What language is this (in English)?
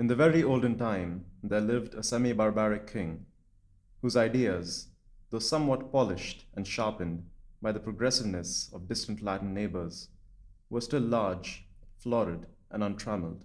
English